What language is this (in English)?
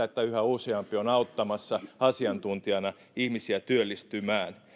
Finnish